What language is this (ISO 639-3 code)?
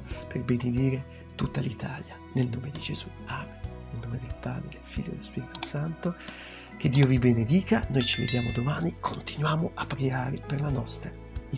ita